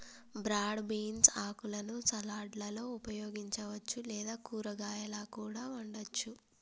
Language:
Telugu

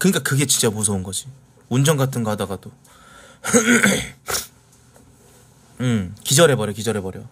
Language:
Korean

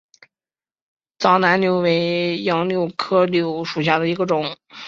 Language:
Chinese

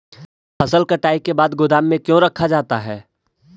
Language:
Magahi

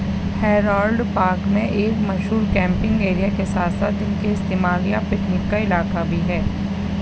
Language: Urdu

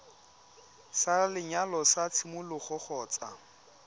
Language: Tswana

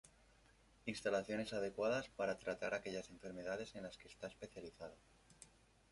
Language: Spanish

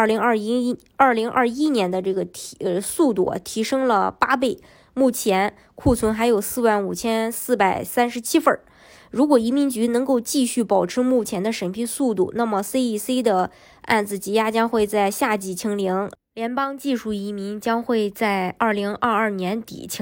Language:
Chinese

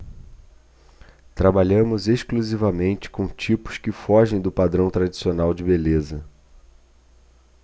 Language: Portuguese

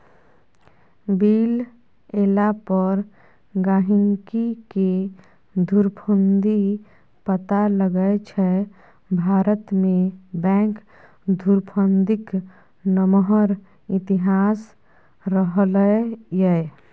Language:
Maithili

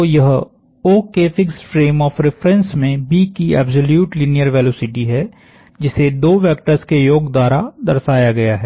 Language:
Hindi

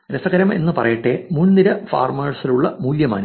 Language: Malayalam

